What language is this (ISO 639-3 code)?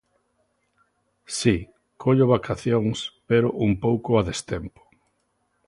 glg